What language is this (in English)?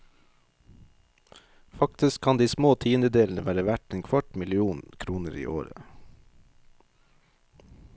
Norwegian